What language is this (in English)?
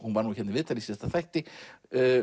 Icelandic